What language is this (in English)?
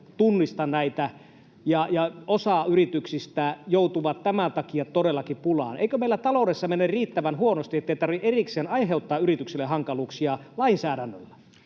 Finnish